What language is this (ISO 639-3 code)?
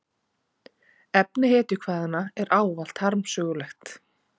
isl